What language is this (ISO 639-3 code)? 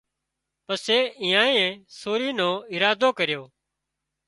kxp